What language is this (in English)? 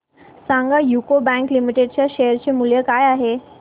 Marathi